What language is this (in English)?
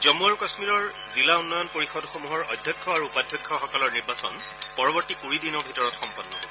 Assamese